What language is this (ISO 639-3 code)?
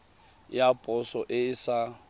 tsn